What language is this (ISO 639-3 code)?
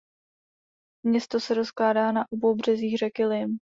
ces